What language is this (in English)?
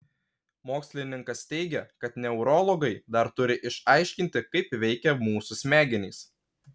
Lithuanian